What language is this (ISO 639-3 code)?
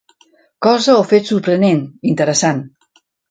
cat